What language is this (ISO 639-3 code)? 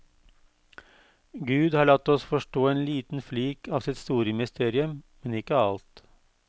nor